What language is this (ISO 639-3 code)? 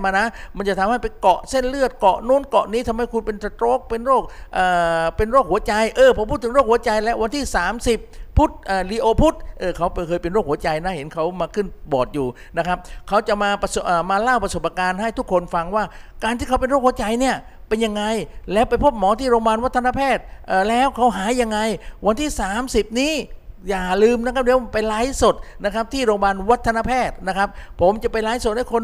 tha